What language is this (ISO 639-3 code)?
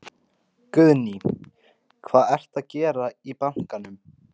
isl